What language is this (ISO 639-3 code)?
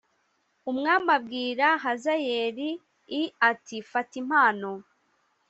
kin